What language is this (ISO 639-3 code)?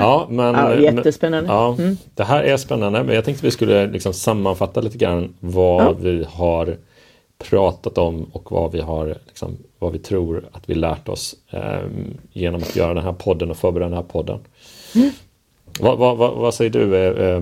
swe